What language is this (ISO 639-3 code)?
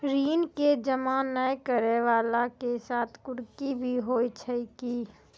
mai